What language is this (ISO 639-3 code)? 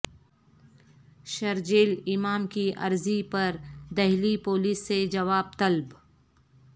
urd